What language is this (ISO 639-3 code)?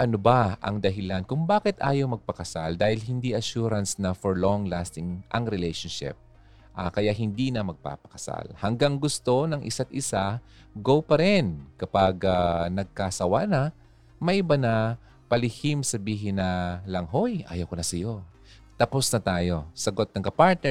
fil